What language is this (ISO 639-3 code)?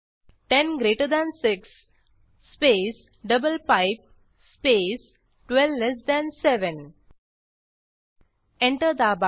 mar